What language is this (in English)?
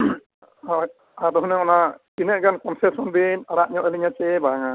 Santali